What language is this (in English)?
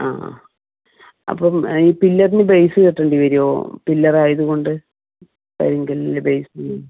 Malayalam